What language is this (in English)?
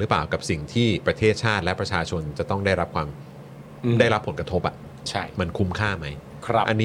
Thai